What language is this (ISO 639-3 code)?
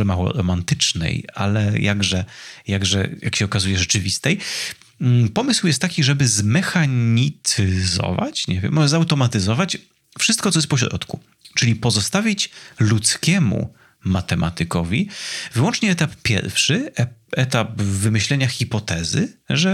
pol